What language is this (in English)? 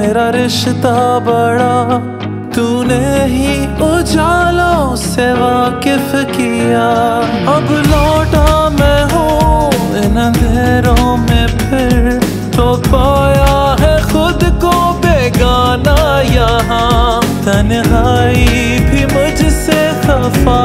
Hindi